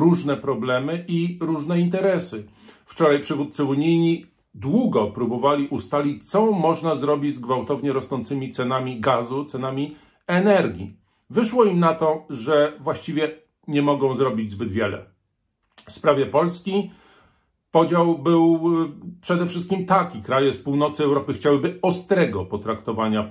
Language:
Polish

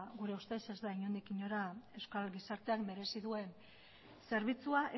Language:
Basque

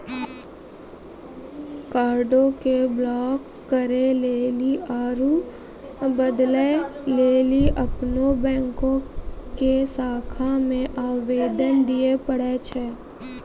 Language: Maithili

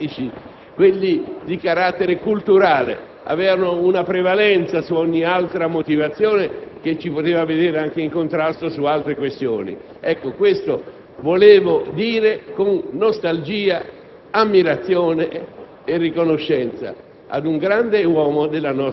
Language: Italian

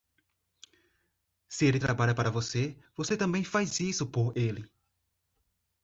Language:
Portuguese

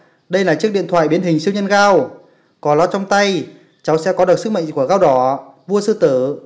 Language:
Vietnamese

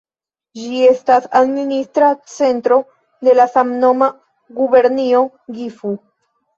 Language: Esperanto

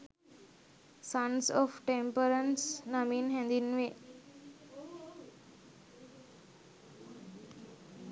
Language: Sinhala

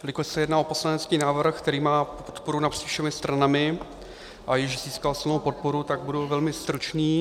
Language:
Czech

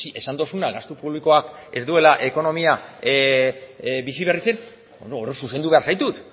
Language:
Basque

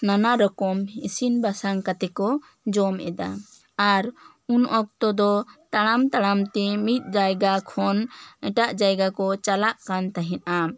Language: Santali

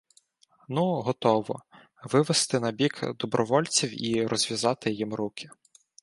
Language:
Ukrainian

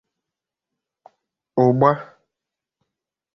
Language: Igbo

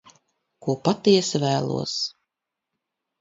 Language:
Latvian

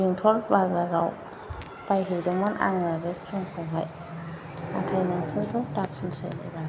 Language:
Bodo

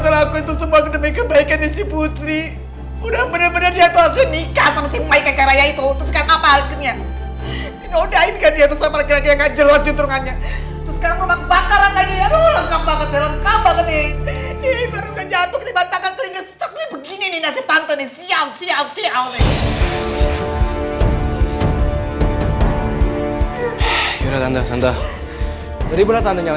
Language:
Indonesian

